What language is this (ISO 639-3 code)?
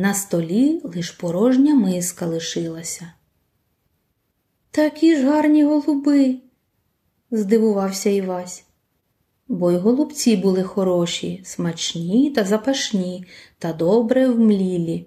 ukr